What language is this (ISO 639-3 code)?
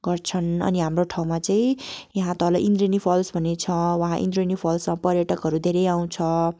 nep